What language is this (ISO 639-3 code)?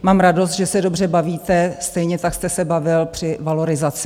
ces